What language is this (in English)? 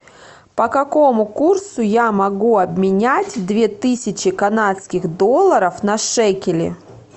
Russian